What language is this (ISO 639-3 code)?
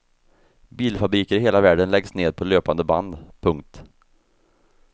swe